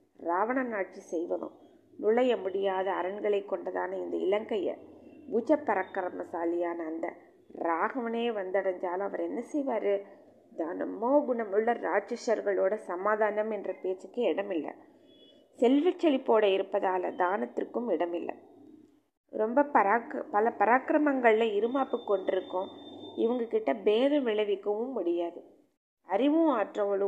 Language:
Tamil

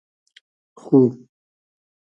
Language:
Hazaragi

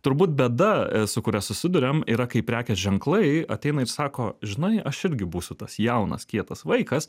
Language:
Lithuanian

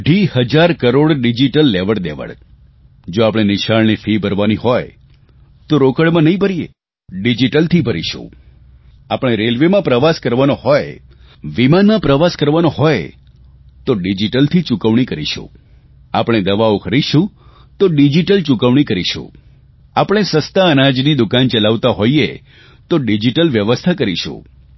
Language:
Gujarati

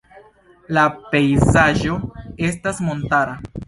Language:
Esperanto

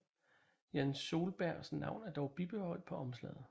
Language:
Danish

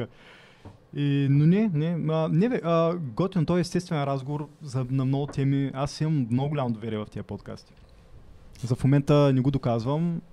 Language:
Bulgarian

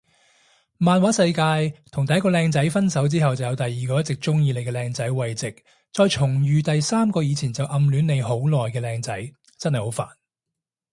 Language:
Cantonese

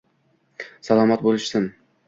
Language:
Uzbek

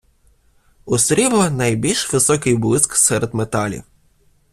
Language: Ukrainian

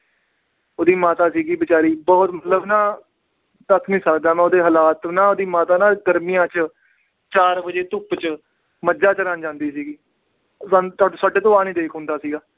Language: Punjabi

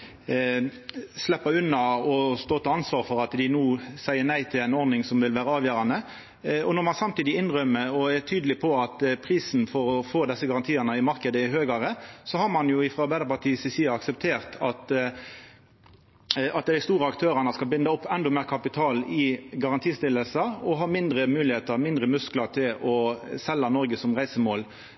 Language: Norwegian Nynorsk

